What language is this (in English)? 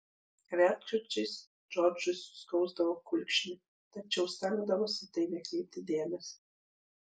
Lithuanian